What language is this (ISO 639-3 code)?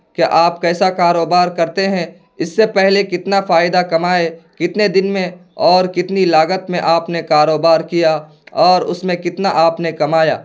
urd